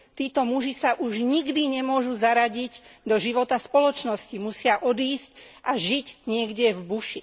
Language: Slovak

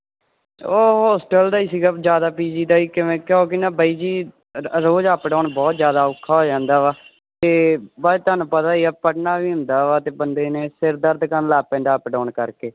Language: Punjabi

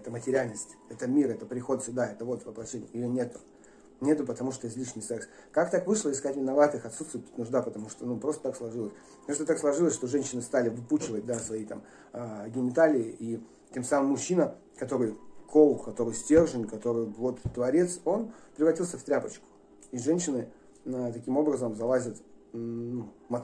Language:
Russian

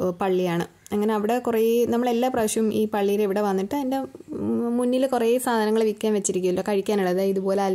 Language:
Malayalam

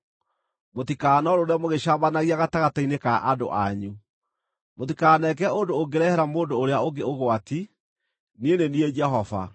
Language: Kikuyu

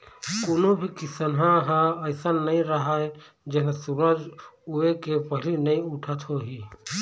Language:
Chhattisgarhi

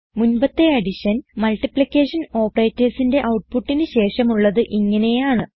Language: Malayalam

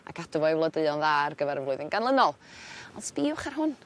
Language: Welsh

